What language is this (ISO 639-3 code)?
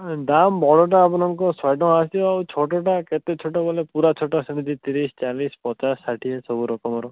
ori